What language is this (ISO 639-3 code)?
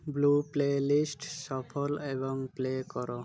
ori